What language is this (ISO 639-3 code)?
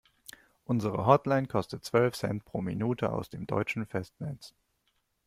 deu